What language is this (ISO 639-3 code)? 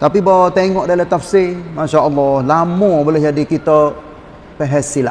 msa